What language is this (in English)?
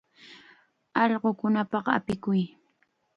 Chiquián Ancash Quechua